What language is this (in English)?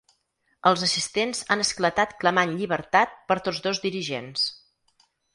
Catalan